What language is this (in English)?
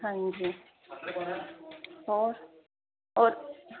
Punjabi